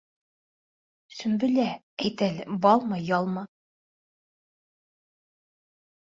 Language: Bashkir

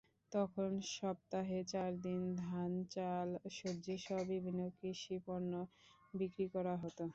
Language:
Bangla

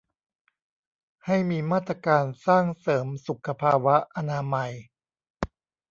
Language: Thai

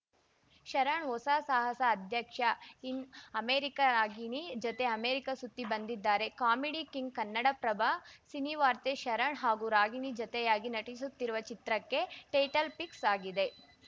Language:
Kannada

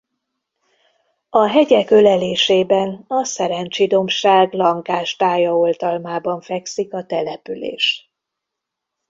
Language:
Hungarian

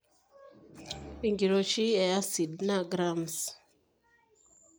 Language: Masai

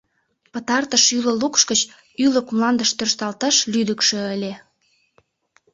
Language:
Mari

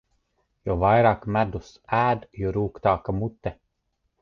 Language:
Latvian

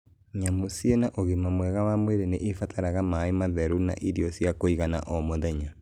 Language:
Kikuyu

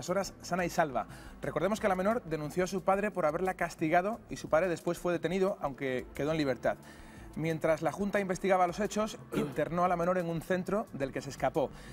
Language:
Spanish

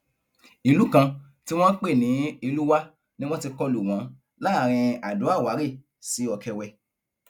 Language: Yoruba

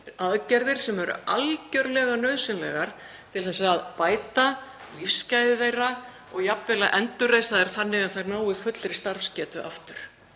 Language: Icelandic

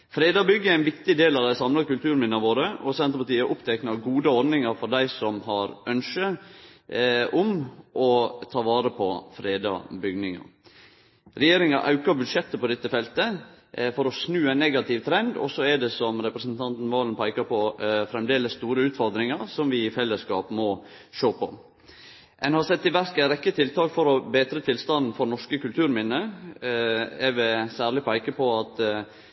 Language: Norwegian Nynorsk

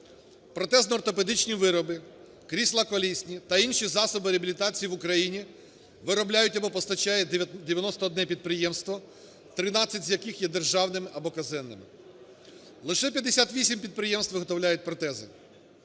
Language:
Ukrainian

